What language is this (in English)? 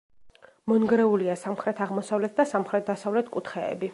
Georgian